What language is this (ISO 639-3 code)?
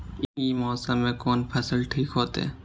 mai